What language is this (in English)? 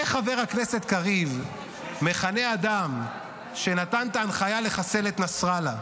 Hebrew